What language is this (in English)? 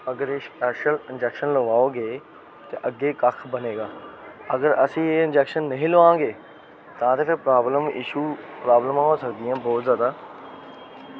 Dogri